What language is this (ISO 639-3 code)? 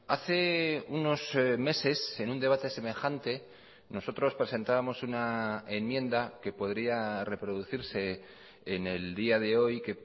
spa